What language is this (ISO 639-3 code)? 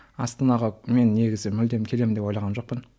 kaz